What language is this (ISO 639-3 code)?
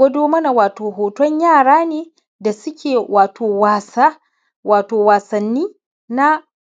hau